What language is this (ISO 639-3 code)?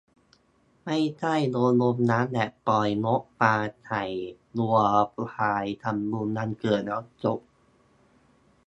tha